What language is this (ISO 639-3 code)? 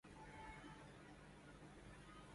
urd